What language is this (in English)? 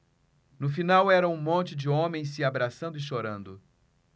Portuguese